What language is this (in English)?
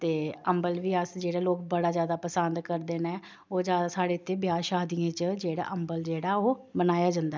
Dogri